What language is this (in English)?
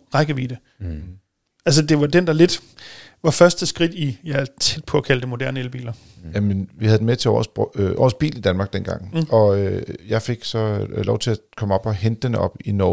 Danish